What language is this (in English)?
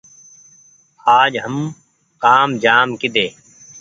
Goaria